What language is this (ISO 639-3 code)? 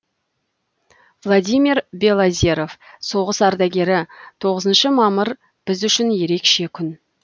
kaz